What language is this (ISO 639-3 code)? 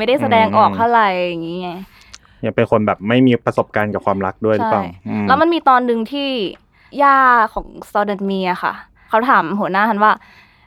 tha